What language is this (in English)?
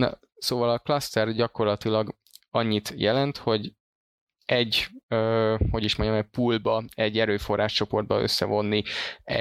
Hungarian